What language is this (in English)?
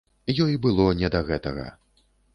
Belarusian